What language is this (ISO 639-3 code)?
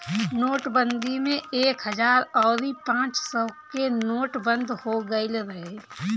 bho